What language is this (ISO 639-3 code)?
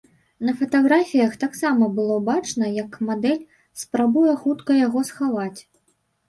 bel